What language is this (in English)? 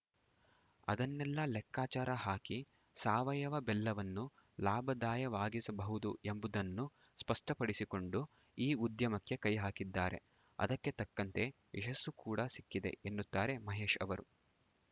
Kannada